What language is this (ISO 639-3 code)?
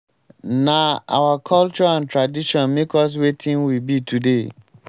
pcm